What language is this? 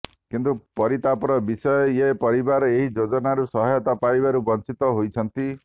Odia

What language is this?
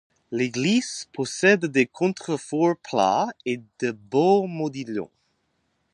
French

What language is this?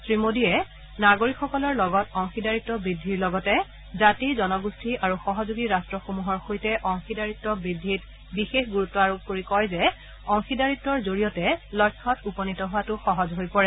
Assamese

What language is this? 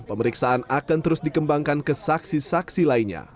Indonesian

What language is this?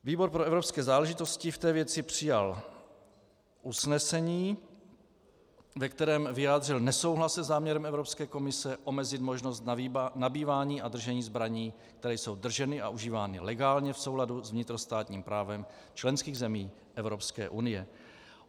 Czech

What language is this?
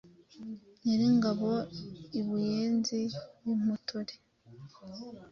Kinyarwanda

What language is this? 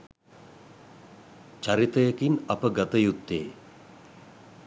Sinhala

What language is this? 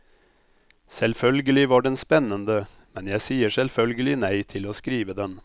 Norwegian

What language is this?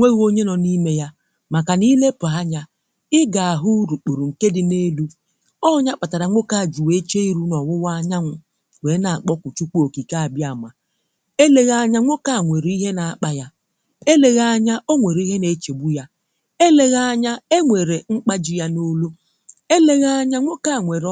Igbo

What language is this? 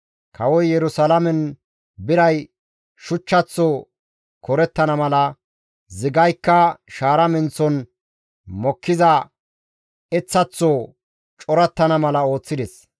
Gamo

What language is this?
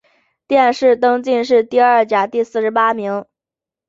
Chinese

